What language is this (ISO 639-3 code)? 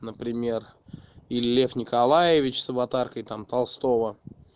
rus